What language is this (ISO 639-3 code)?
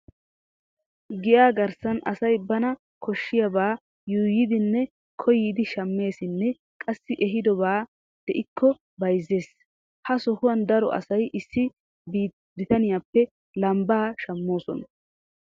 wal